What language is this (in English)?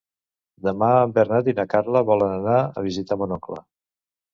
Catalan